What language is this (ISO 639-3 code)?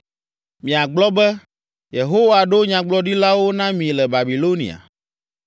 ewe